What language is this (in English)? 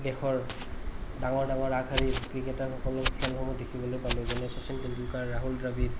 Assamese